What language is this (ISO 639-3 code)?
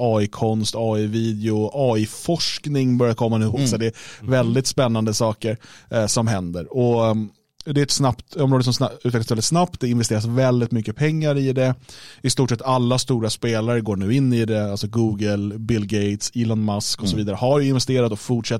swe